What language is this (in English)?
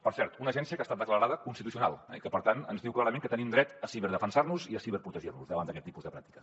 Catalan